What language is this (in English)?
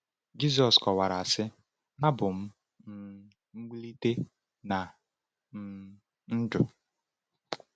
Igbo